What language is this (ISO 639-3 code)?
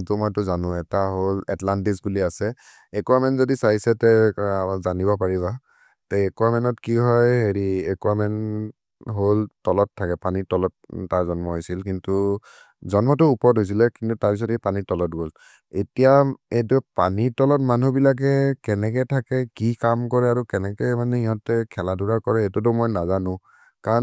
mrr